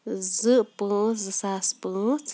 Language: Kashmiri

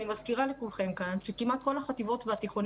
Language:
Hebrew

